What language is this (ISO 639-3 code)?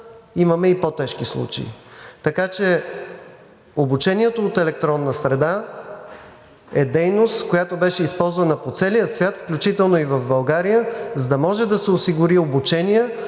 bul